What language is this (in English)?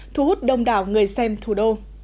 Vietnamese